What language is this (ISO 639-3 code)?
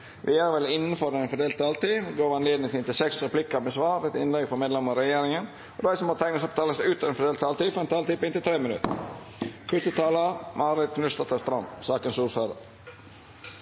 nno